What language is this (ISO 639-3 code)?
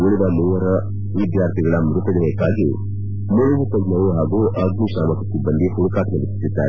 kan